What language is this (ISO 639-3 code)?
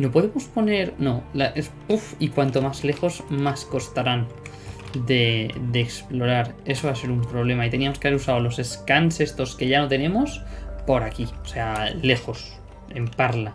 spa